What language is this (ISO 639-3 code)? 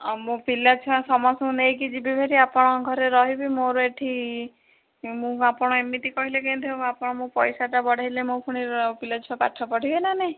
ori